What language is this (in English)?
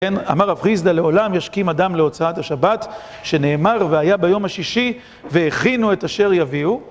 Hebrew